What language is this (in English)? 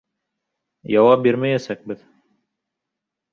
Bashkir